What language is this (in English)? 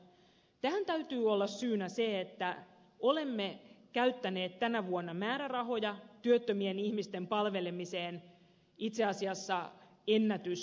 Finnish